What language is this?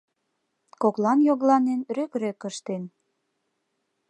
Mari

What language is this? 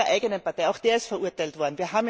German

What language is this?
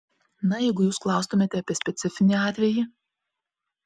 Lithuanian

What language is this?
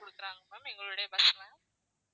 Tamil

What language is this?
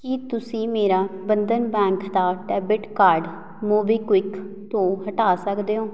Punjabi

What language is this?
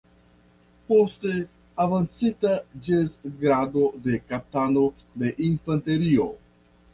Esperanto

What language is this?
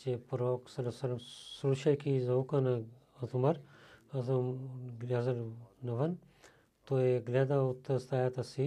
Bulgarian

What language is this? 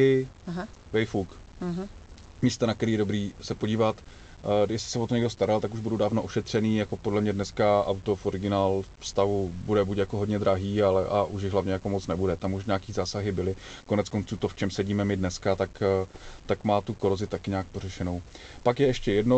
Czech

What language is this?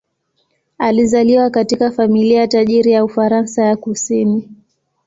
Swahili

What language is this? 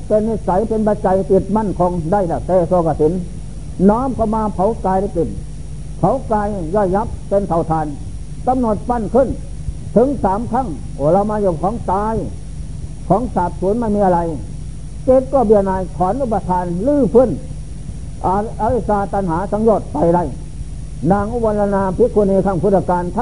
Thai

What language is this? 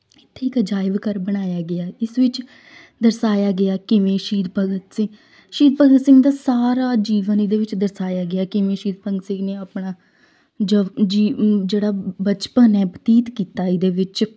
Punjabi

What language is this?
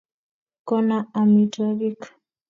Kalenjin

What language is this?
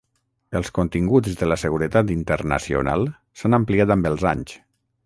Catalan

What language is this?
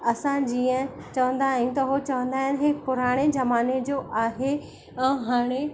Sindhi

